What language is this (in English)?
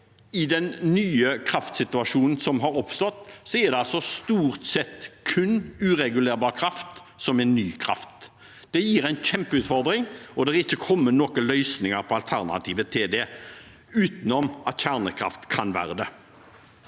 Norwegian